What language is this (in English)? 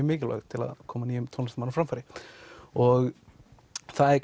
Icelandic